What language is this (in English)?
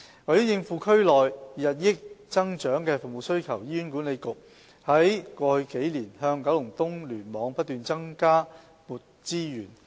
Cantonese